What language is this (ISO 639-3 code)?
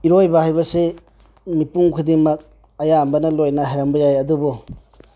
mni